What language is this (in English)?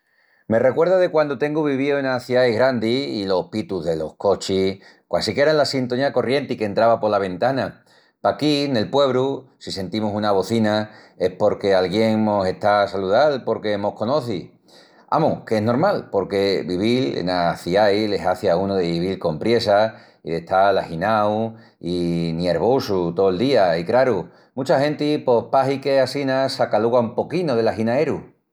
Extremaduran